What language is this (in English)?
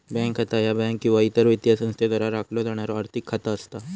Marathi